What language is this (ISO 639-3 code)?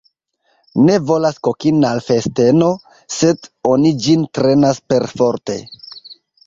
epo